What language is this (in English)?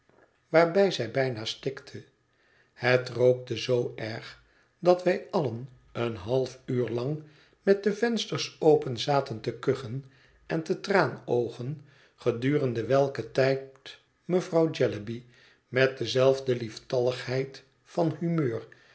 Dutch